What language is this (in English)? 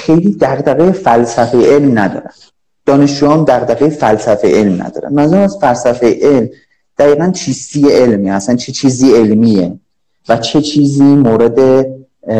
Persian